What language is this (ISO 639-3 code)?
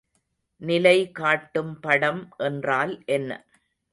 tam